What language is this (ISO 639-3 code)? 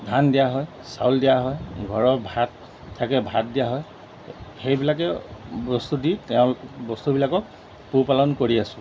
asm